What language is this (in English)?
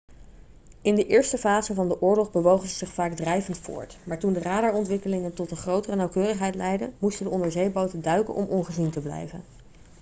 Dutch